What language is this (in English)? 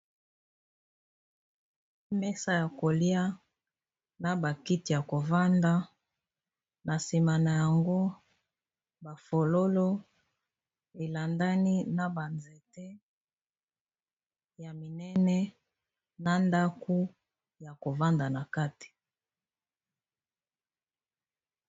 Lingala